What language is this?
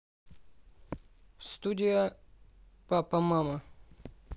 Russian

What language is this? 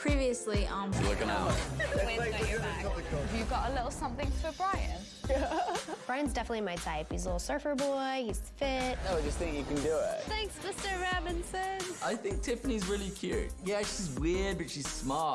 English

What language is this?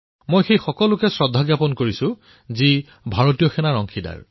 Assamese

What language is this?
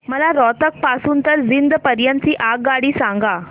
Marathi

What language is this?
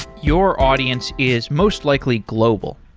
English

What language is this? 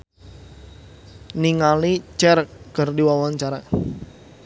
Sundanese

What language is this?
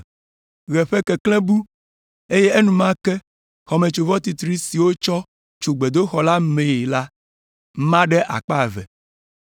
Ewe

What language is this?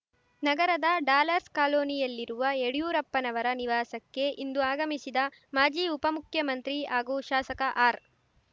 Kannada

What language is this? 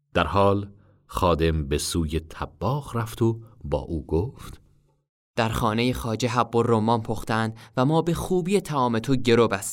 Persian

